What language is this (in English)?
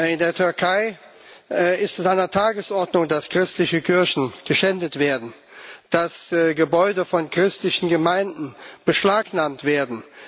German